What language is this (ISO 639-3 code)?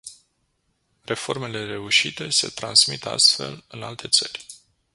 ron